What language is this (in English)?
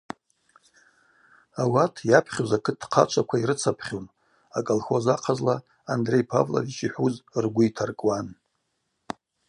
Abaza